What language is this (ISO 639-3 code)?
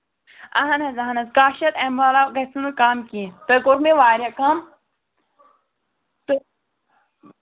kas